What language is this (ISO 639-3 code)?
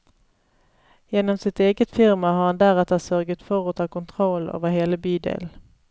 nor